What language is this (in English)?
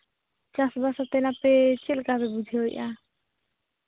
Santali